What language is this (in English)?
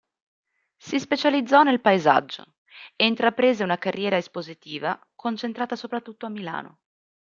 Italian